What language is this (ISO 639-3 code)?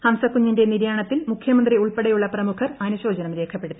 mal